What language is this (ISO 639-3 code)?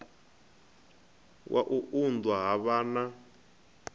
ven